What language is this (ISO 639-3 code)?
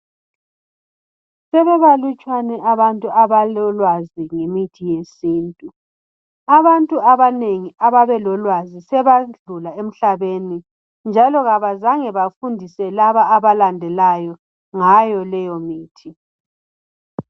nde